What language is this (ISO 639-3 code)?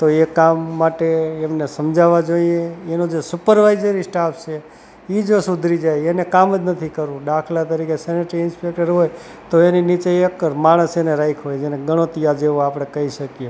guj